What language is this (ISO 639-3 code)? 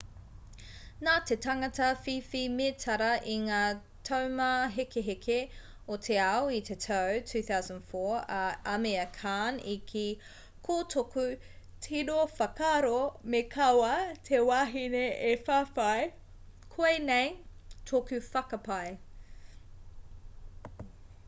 mri